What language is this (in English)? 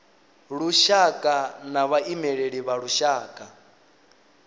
Venda